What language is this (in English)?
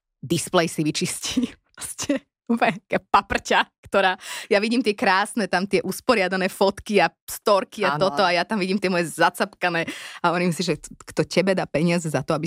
Slovak